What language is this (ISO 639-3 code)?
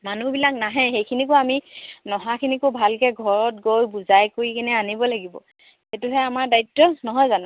asm